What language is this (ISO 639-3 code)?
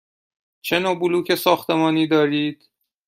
fas